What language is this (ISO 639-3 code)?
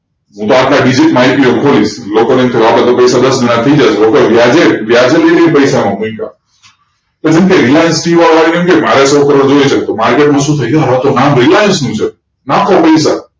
guj